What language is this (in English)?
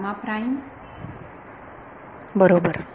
Marathi